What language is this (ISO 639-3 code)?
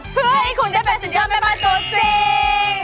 tha